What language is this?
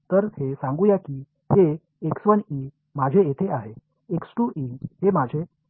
Marathi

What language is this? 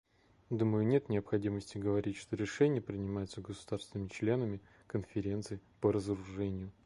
Russian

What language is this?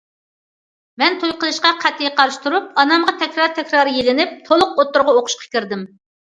Uyghur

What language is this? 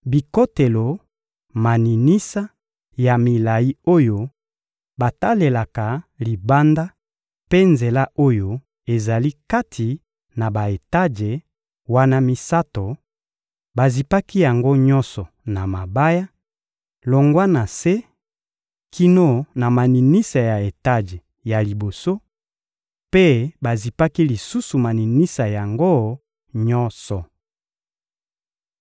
Lingala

